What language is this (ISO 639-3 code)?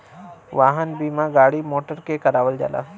bho